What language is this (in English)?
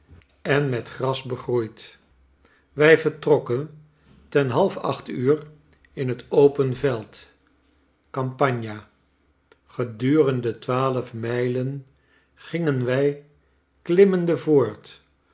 Dutch